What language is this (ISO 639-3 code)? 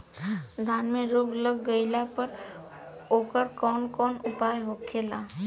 bho